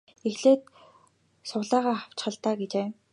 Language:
Mongolian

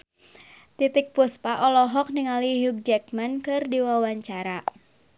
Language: Sundanese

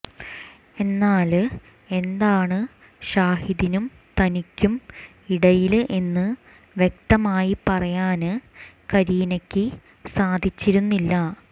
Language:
Malayalam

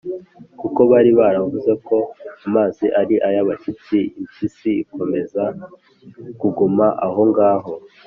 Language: Kinyarwanda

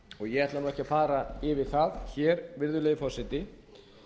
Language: Icelandic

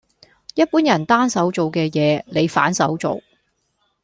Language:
Cantonese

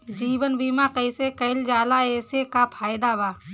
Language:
Bhojpuri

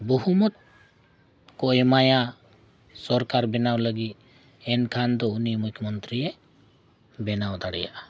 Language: Santali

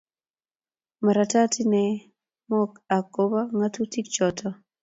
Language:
Kalenjin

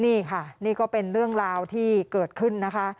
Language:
Thai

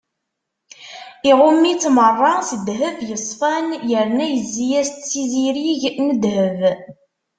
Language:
Kabyle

